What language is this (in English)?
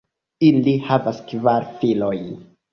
Esperanto